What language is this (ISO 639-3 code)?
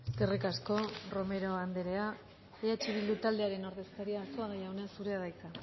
eus